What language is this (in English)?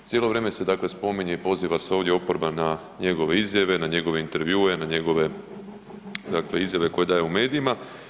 Croatian